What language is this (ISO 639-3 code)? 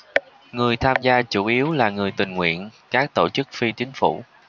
vie